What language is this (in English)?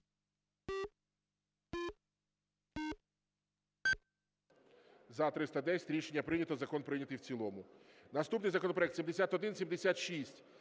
Ukrainian